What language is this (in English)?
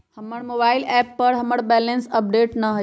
Magahi